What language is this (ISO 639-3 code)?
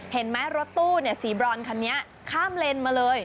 tha